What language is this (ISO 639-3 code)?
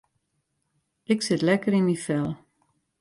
fry